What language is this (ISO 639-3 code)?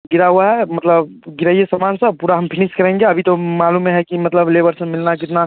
hin